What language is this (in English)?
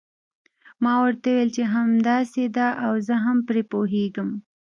Pashto